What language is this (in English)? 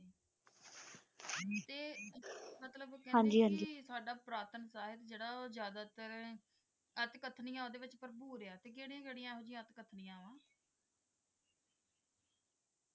Punjabi